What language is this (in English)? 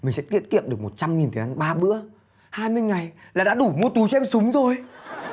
Vietnamese